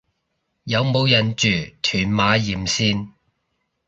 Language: Cantonese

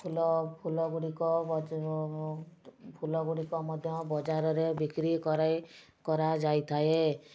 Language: Odia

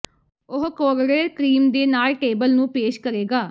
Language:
Punjabi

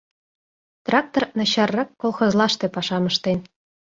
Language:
Mari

